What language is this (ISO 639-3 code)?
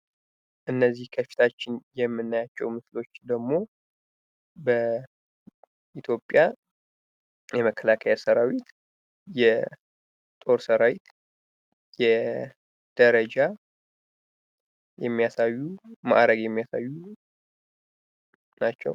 amh